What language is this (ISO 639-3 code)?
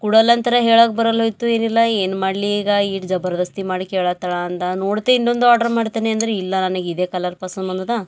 kan